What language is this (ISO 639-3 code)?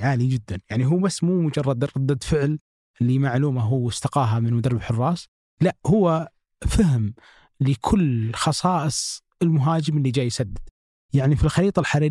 ara